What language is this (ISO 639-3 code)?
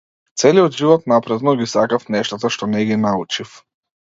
mkd